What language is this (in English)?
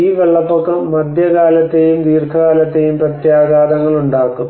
Malayalam